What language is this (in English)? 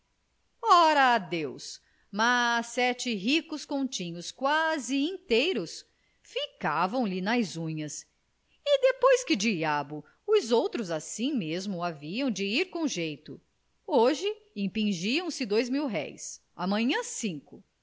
Portuguese